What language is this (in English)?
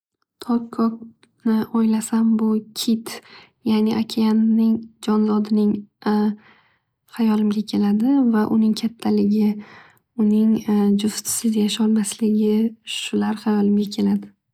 Uzbek